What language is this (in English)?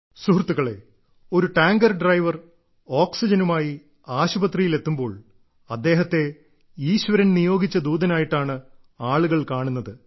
Malayalam